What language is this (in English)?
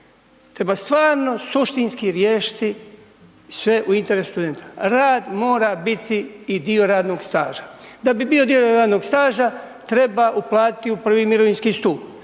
Croatian